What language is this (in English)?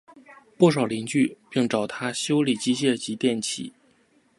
Chinese